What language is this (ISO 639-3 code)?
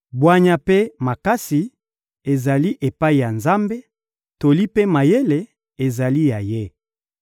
lin